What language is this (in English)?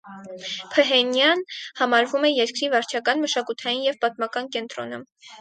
Armenian